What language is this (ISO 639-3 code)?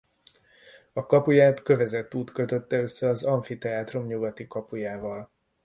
hun